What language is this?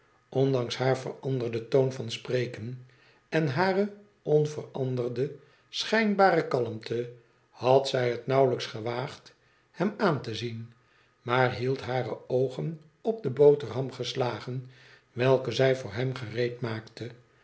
Dutch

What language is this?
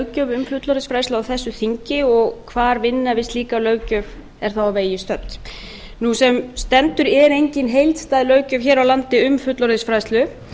Icelandic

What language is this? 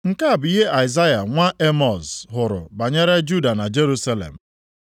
Igbo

